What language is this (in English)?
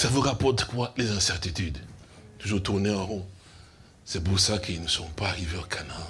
French